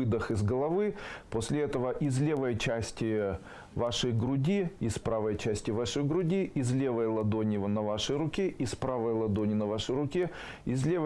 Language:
Russian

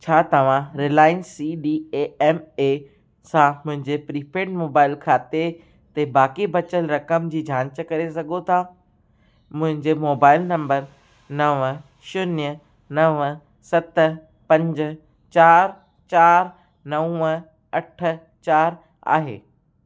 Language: Sindhi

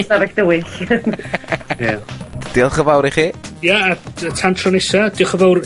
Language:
Welsh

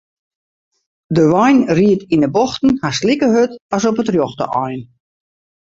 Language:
Western Frisian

